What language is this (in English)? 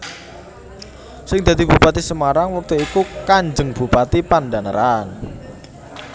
Javanese